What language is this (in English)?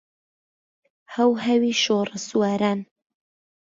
Central Kurdish